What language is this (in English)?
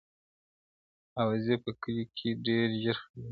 Pashto